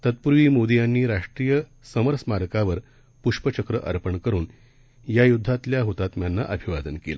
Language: Marathi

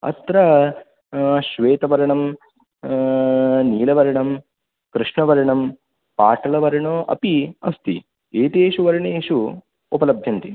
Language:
Sanskrit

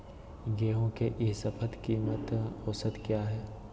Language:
Magahi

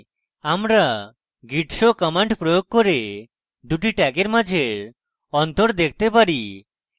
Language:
Bangla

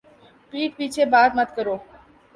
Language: Urdu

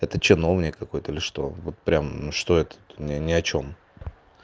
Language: Russian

